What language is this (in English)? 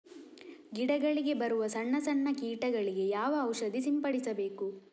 Kannada